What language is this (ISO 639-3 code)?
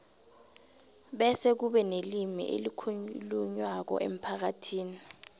nbl